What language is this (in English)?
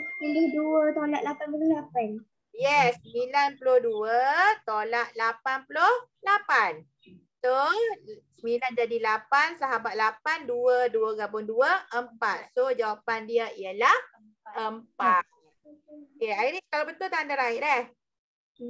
Malay